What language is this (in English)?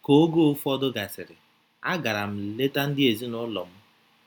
Igbo